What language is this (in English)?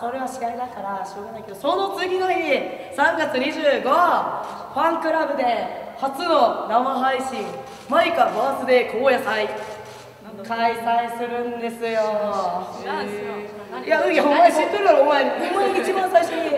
Japanese